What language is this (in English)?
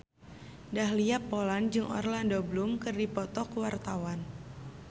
Sundanese